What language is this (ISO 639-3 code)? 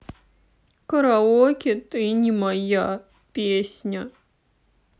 rus